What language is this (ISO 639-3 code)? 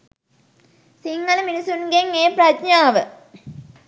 sin